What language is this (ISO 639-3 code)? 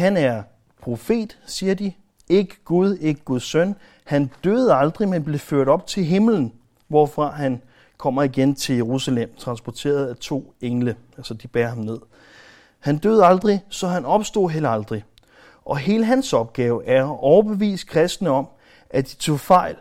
dan